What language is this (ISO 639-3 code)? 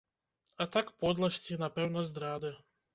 bel